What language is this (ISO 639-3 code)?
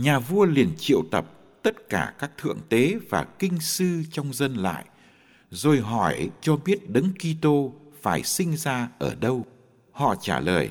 vie